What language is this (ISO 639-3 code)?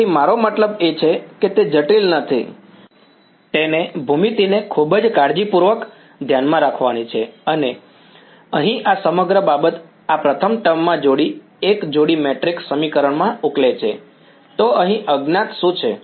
guj